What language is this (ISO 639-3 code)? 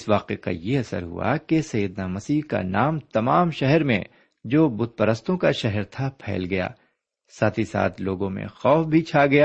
urd